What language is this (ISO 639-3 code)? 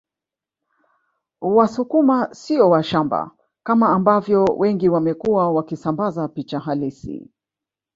swa